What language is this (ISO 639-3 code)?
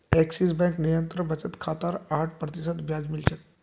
mag